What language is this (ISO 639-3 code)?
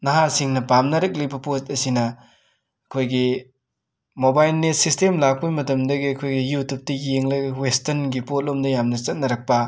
mni